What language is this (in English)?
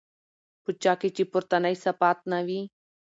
Pashto